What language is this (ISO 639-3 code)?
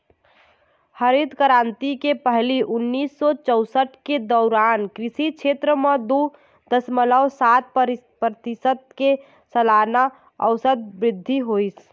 hne